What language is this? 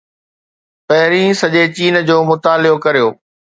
Sindhi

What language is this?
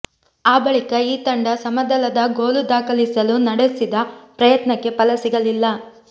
Kannada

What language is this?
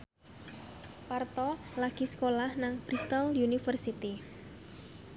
Javanese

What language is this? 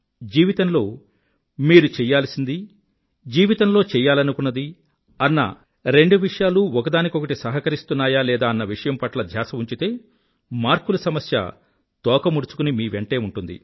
Telugu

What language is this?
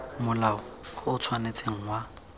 Tswana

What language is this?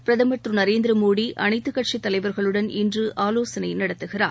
Tamil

